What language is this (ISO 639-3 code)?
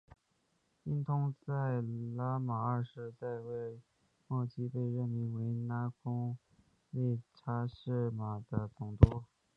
zho